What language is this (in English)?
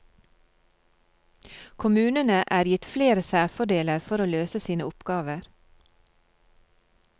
Norwegian